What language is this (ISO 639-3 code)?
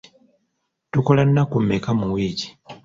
lug